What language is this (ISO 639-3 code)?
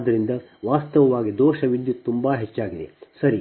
kan